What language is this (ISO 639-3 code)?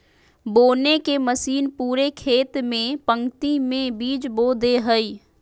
mag